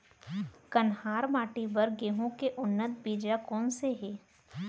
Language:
Chhattisgarhi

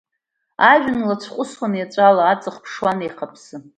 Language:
Abkhazian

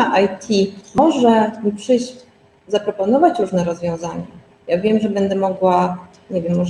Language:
Polish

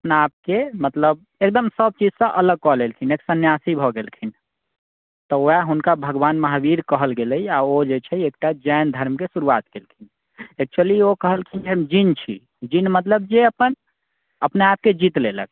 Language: Maithili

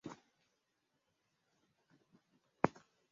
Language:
Swahili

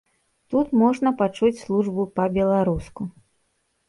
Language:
Belarusian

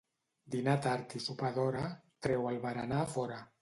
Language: Catalan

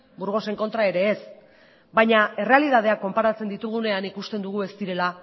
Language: Basque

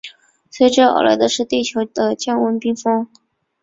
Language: Chinese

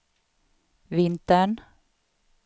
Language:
Swedish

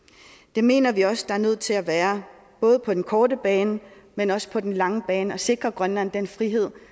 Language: Danish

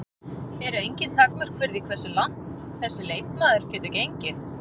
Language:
Icelandic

